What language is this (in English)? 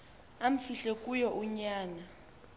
Xhosa